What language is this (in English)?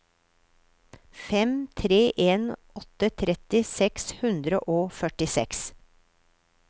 Norwegian